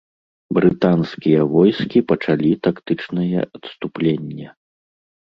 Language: Belarusian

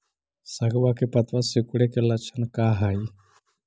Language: Magahi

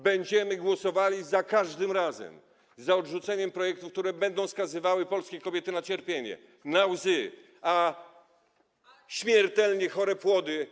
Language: Polish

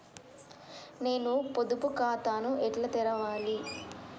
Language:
Telugu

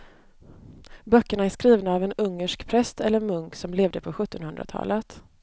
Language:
Swedish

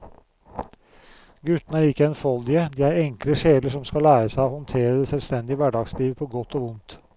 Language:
Norwegian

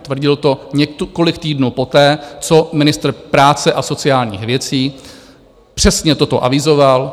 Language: Czech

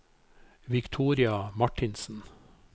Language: Norwegian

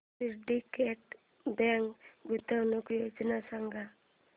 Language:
Marathi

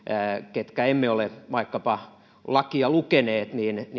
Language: Finnish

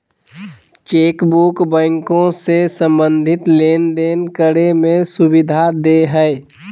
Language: Magahi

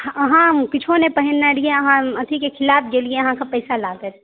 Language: Maithili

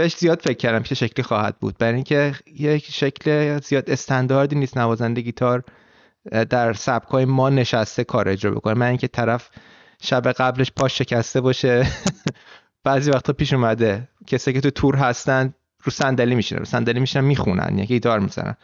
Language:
Persian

